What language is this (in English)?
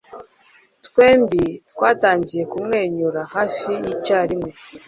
Kinyarwanda